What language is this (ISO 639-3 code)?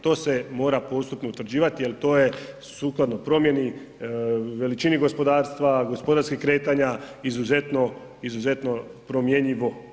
hrv